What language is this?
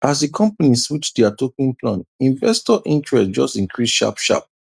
Nigerian Pidgin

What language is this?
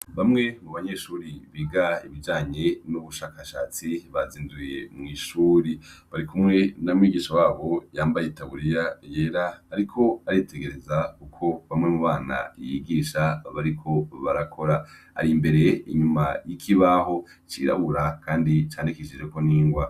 Rundi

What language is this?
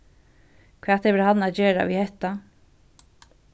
Faroese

